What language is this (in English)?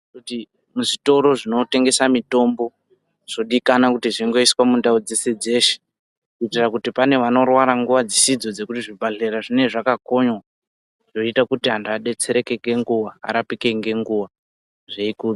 Ndau